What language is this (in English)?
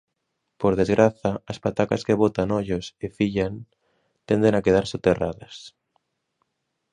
Galician